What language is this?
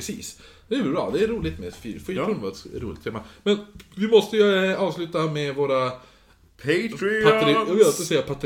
Swedish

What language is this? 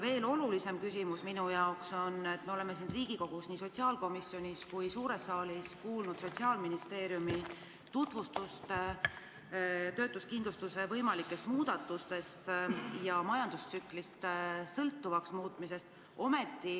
Estonian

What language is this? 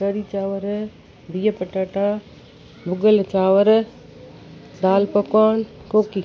Sindhi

